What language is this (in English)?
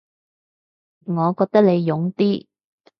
Cantonese